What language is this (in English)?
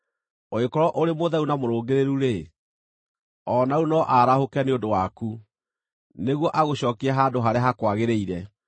Kikuyu